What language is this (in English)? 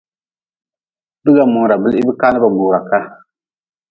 Nawdm